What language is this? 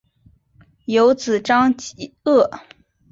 Chinese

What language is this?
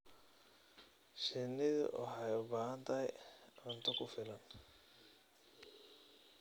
Somali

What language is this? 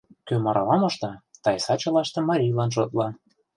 Mari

